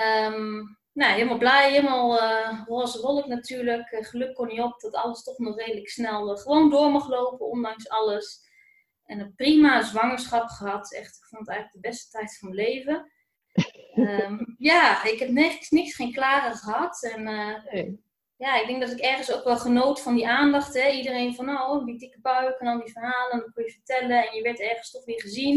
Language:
Dutch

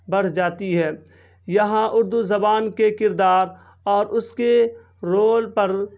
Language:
Urdu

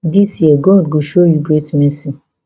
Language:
Nigerian Pidgin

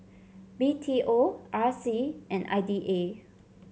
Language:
English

